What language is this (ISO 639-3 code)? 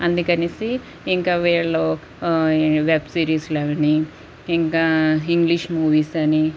tel